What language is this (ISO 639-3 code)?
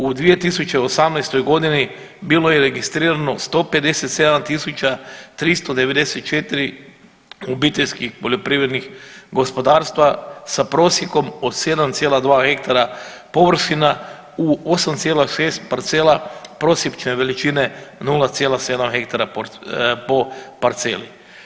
hrv